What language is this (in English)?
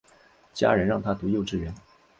Chinese